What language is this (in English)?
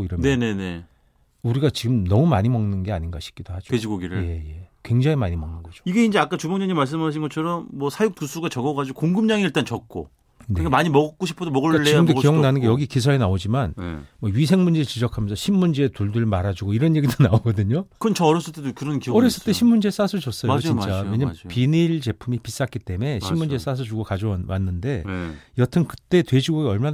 Korean